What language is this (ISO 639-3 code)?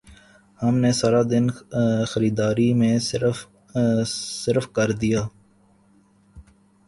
urd